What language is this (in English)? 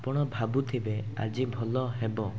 Odia